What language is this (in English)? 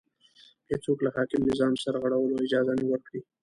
Pashto